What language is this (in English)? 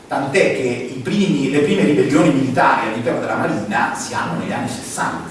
Italian